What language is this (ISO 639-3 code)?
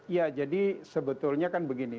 ind